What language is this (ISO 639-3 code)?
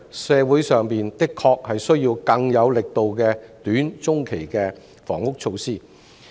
yue